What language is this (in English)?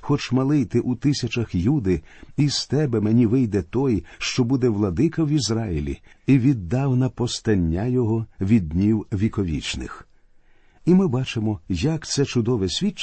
Ukrainian